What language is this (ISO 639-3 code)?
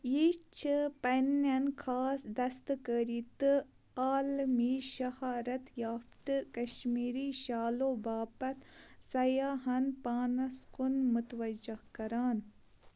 kas